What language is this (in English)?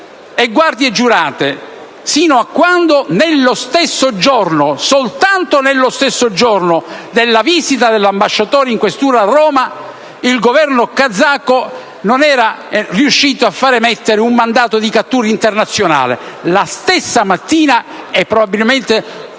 Italian